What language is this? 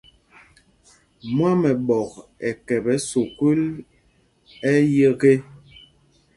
Mpumpong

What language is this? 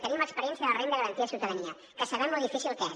Catalan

